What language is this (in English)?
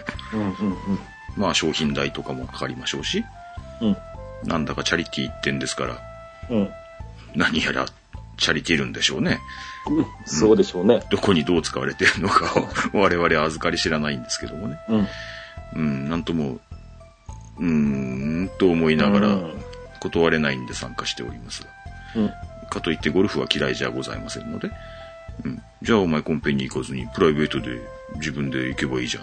Japanese